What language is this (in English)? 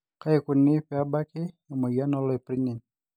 Masai